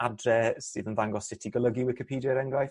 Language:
Welsh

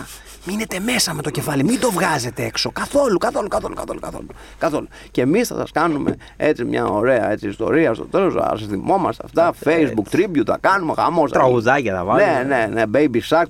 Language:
Greek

